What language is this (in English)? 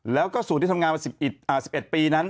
Thai